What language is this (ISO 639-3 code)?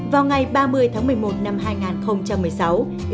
vie